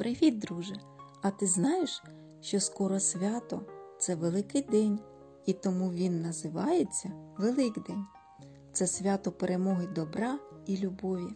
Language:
Ukrainian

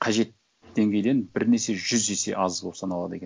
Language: Kazakh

